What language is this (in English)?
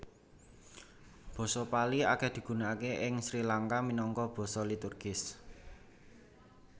Javanese